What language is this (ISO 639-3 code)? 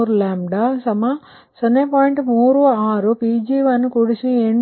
kan